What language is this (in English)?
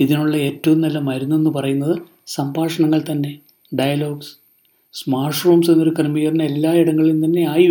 Malayalam